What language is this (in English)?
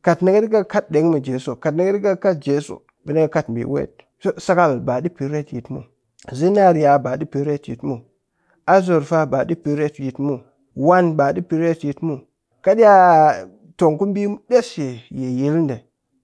Cakfem-Mushere